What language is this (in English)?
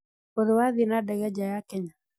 Kikuyu